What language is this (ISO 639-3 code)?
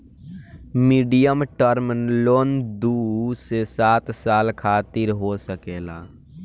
bho